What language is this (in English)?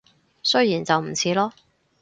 Cantonese